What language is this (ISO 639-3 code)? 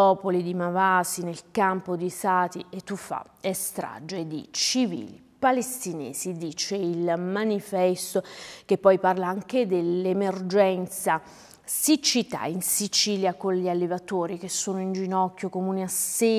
ita